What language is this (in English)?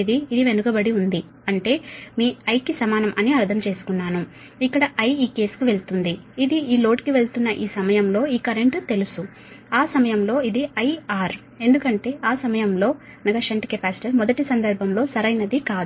Telugu